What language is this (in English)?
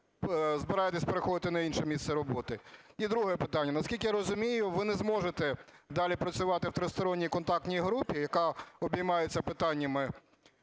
Ukrainian